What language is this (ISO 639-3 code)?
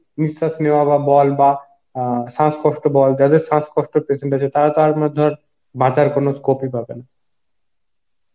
ben